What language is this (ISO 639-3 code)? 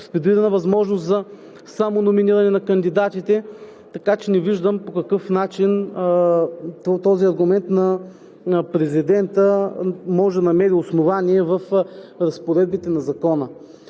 bul